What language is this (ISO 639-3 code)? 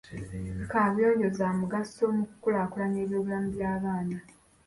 lug